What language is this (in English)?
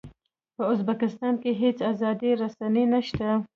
Pashto